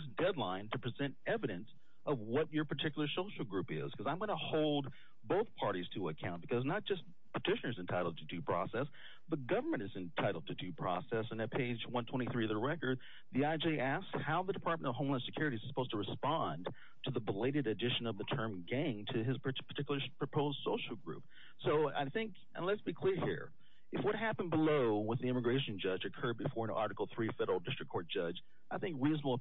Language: English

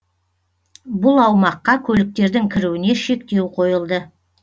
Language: Kazakh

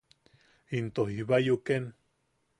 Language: Yaqui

